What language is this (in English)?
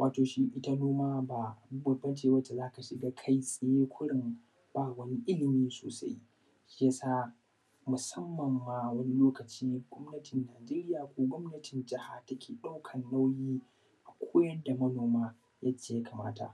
Hausa